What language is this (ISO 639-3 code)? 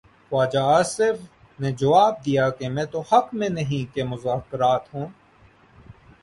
urd